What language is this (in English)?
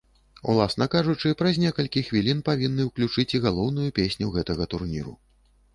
Belarusian